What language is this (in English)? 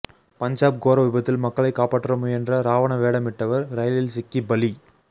Tamil